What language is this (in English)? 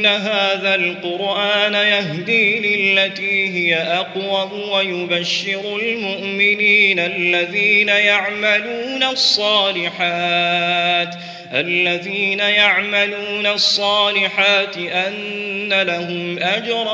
Arabic